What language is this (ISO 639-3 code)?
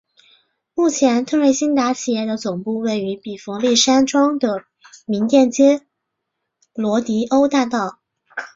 zho